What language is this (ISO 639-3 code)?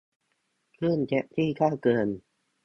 tha